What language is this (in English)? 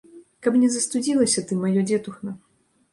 Belarusian